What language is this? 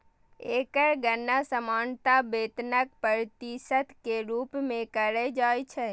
Maithili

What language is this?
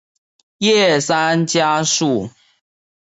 Chinese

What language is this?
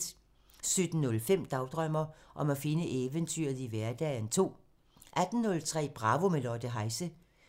Danish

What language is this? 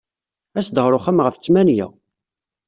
Kabyle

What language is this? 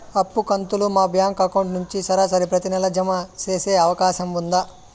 Telugu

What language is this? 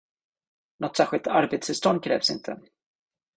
Swedish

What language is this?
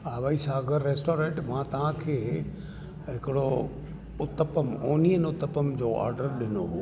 Sindhi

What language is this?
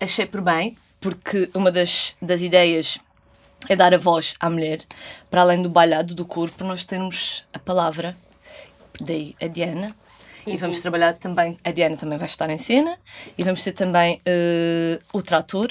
Portuguese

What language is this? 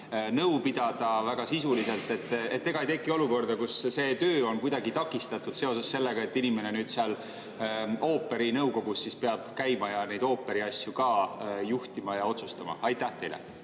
Estonian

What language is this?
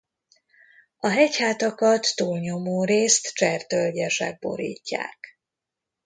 Hungarian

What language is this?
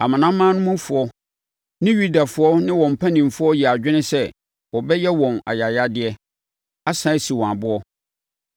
Akan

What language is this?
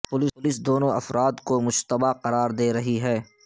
Urdu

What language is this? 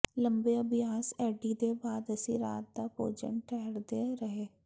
Punjabi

